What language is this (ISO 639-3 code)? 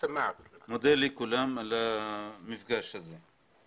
heb